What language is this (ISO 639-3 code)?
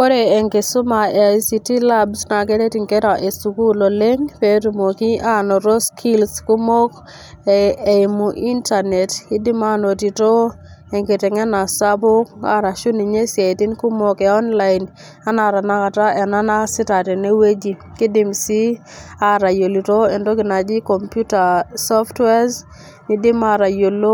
mas